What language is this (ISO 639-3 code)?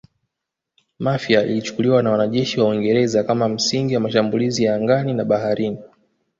swa